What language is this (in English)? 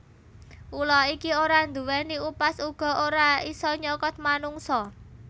Javanese